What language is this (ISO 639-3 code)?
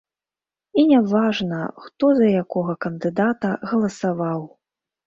bel